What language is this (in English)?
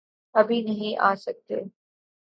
Urdu